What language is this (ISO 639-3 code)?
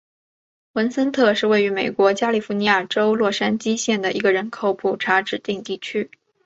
zho